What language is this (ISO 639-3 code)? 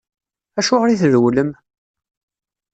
kab